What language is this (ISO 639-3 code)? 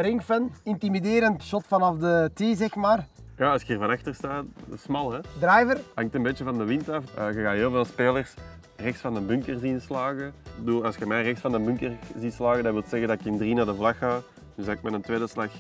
nld